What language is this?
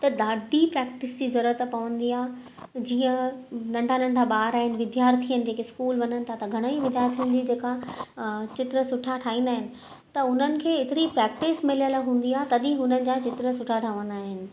Sindhi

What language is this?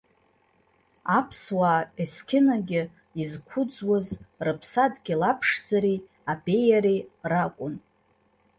Abkhazian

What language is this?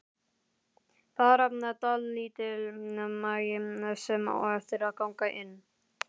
Icelandic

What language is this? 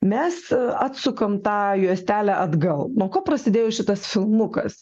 Lithuanian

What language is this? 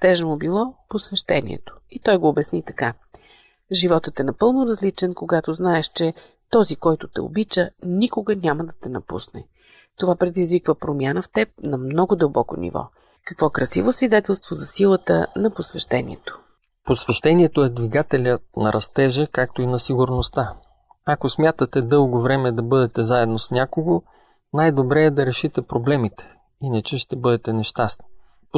Bulgarian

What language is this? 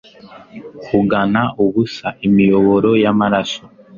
Kinyarwanda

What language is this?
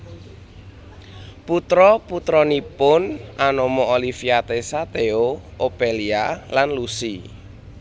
Javanese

